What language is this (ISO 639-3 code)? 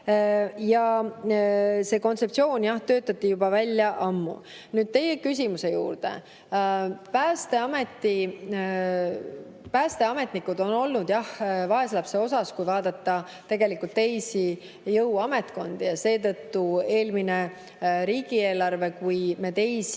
est